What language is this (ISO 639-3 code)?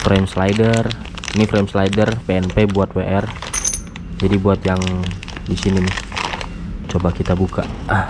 ind